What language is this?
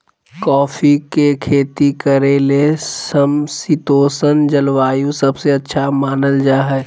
Magahi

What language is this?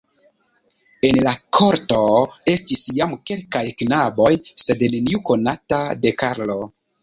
Esperanto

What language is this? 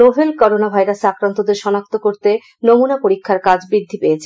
Bangla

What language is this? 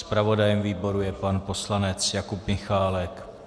Czech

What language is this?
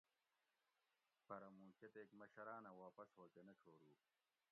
Gawri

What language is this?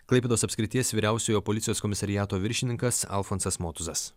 Lithuanian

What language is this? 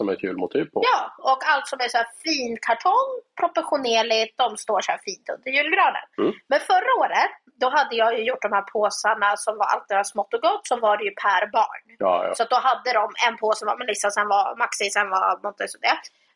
Swedish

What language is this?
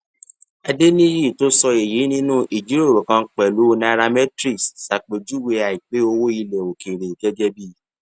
Yoruba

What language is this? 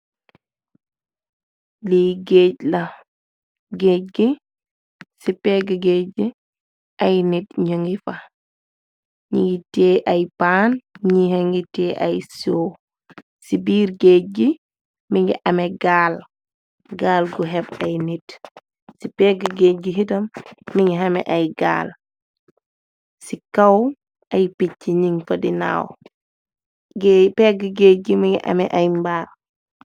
Wolof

